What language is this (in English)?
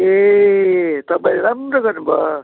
Nepali